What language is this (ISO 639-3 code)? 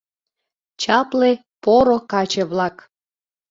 chm